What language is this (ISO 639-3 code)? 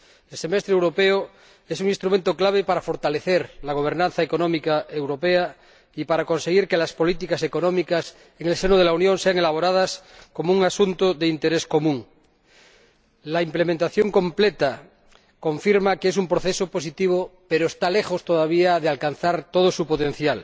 spa